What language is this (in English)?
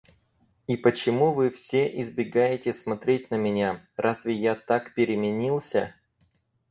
Russian